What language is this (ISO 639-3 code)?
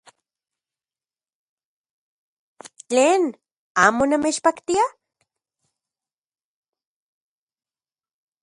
ncx